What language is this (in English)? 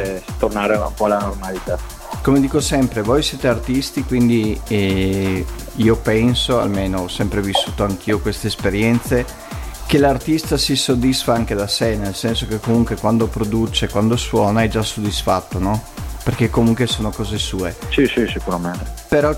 Italian